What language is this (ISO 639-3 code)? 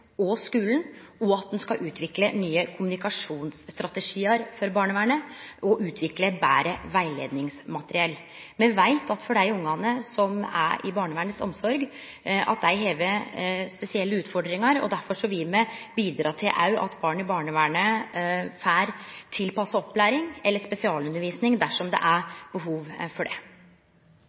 nno